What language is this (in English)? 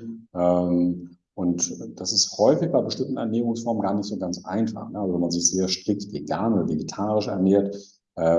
German